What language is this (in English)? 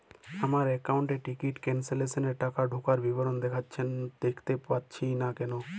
Bangla